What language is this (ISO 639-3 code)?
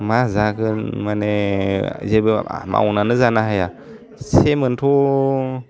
brx